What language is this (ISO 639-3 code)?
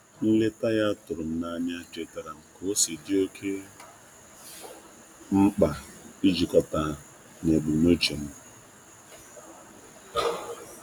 ibo